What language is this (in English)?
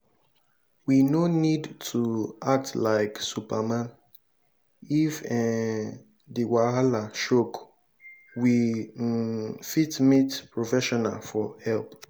Nigerian Pidgin